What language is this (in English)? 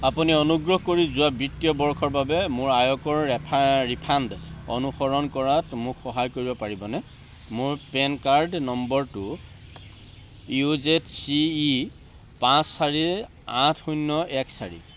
Assamese